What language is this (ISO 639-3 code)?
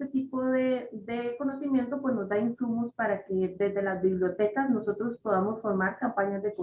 spa